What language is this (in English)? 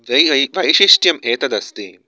Sanskrit